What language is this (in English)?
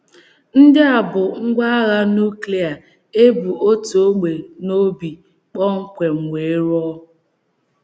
Igbo